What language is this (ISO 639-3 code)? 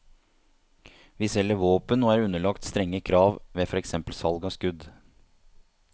nor